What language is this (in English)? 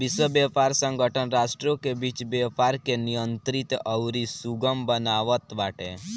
Bhojpuri